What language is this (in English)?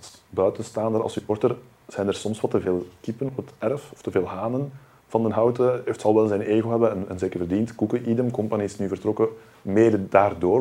Dutch